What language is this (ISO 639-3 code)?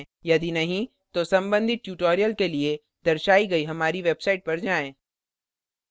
hin